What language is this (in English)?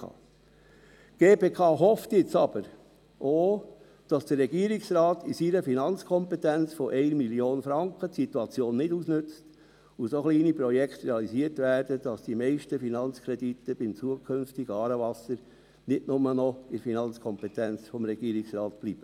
Swiss German